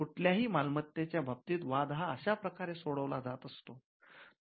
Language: Marathi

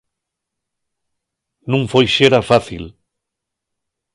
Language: Asturian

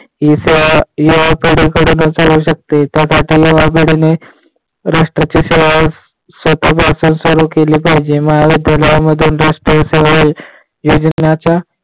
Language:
Marathi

